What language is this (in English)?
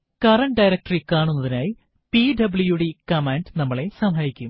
Malayalam